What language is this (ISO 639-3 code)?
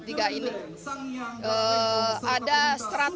ind